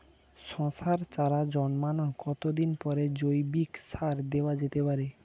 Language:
Bangla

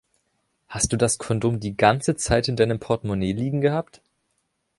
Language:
German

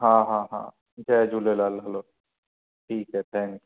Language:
Sindhi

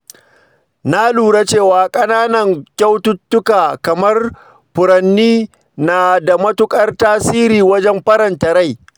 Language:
Hausa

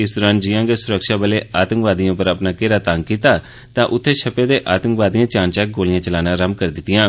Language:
Dogri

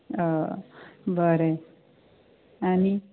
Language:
Konkani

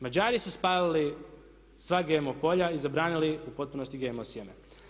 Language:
Croatian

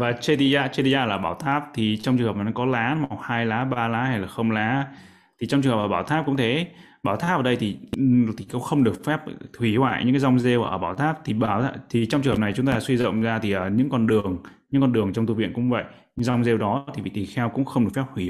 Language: Vietnamese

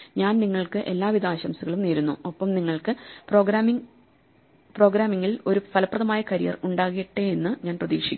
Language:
Malayalam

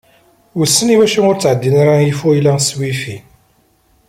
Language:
Kabyle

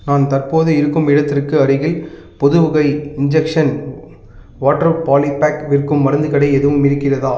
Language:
Tamil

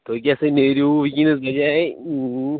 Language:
Kashmiri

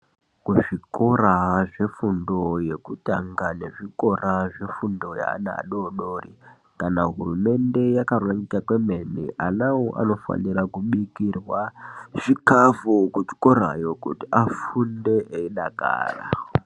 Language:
Ndau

